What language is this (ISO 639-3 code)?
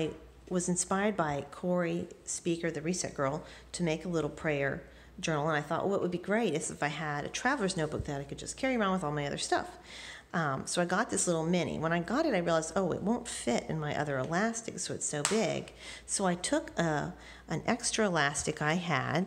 eng